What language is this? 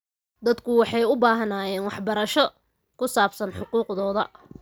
Somali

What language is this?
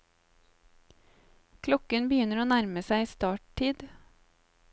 Norwegian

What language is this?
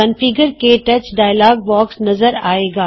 Punjabi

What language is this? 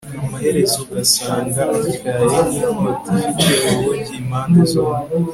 Kinyarwanda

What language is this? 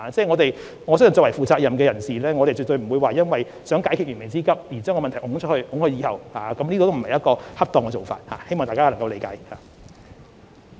Cantonese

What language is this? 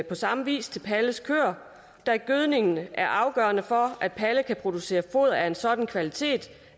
Danish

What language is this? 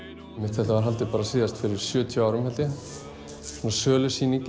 Icelandic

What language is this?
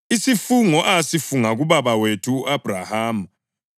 North Ndebele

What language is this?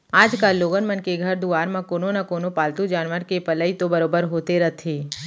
Chhattisgarhi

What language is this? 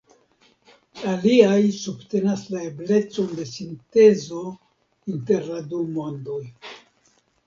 Esperanto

